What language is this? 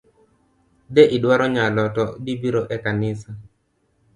Luo (Kenya and Tanzania)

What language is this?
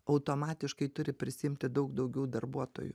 Lithuanian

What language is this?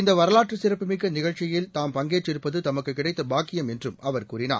Tamil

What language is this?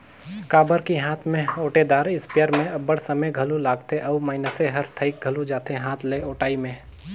Chhattisgarhi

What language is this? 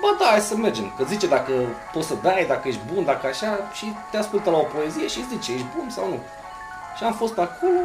Romanian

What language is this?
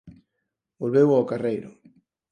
Galician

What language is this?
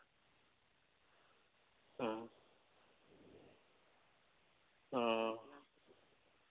Santali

